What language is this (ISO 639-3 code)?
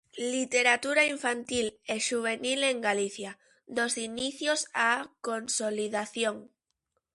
glg